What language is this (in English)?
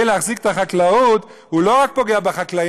Hebrew